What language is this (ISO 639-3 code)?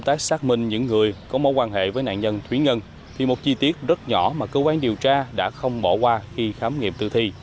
vie